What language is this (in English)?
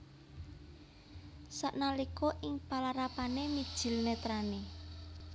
Javanese